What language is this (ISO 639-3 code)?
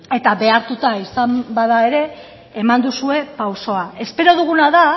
eus